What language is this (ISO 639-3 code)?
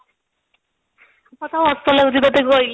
ori